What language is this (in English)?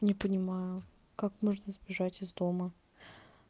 Russian